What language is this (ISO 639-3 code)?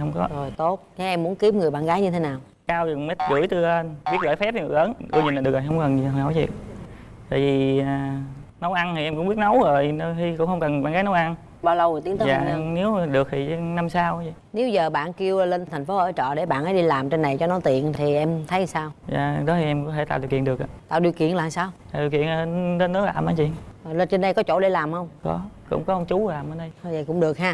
vie